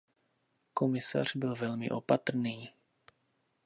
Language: Czech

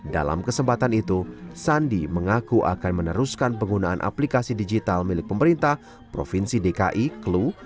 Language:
Indonesian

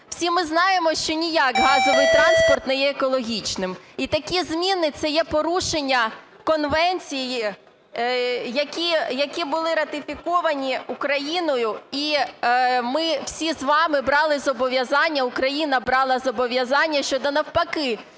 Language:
Ukrainian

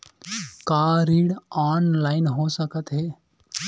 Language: Chhattisgarhi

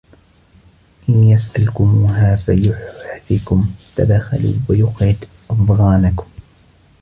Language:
Arabic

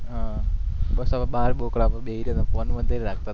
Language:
Gujarati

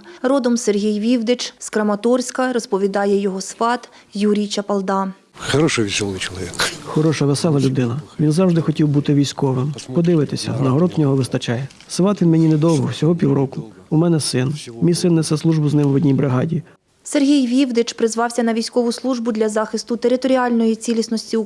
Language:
Ukrainian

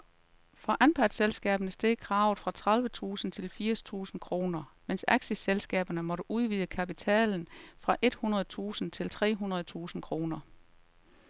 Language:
Danish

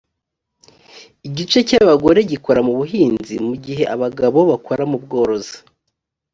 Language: Kinyarwanda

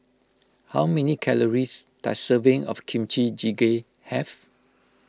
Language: English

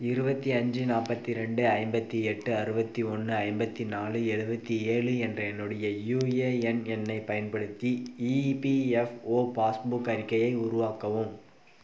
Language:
Tamil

